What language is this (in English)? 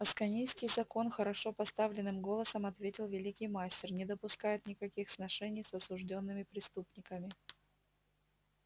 Russian